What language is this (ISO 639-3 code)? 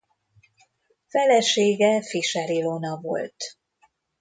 hun